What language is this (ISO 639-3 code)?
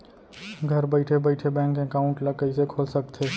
hne